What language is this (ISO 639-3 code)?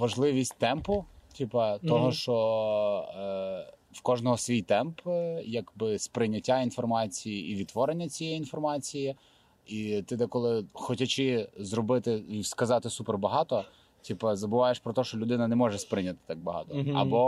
ukr